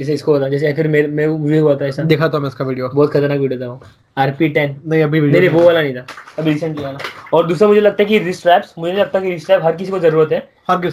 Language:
Hindi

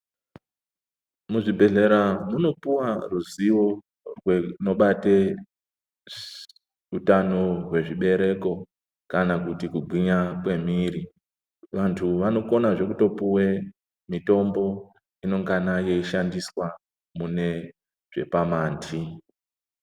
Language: Ndau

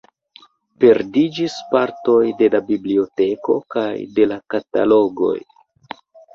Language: Esperanto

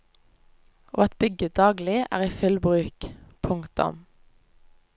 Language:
Norwegian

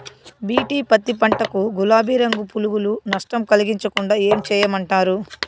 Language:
Telugu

